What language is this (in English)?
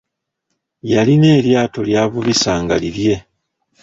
Ganda